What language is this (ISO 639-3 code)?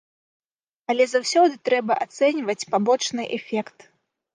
bel